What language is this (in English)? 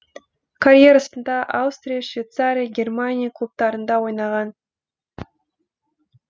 Kazakh